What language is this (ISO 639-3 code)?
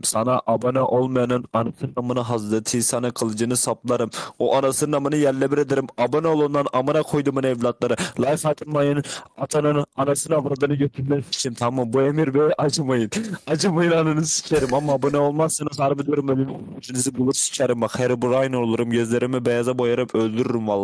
tur